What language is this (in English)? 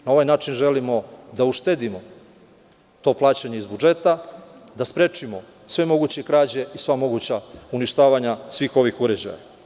Serbian